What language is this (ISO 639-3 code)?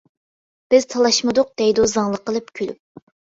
uig